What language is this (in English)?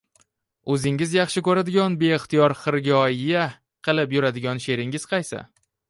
Uzbek